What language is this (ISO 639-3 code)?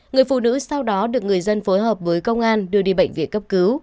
vie